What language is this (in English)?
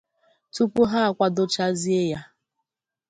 Igbo